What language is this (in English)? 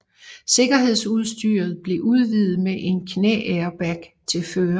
Danish